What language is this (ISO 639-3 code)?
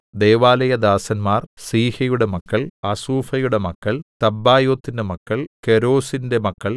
mal